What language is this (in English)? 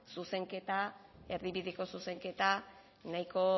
Basque